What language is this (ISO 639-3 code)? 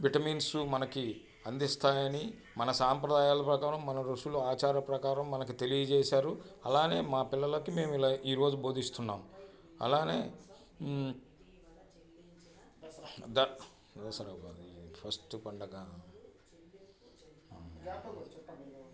tel